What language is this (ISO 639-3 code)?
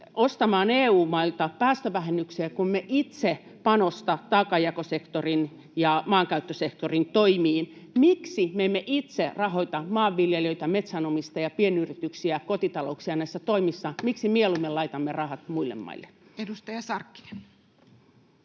fin